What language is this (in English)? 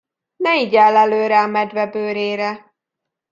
Hungarian